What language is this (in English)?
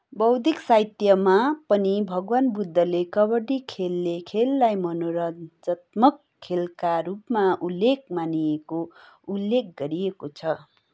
Nepali